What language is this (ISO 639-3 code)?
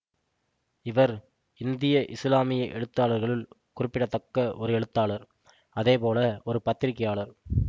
tam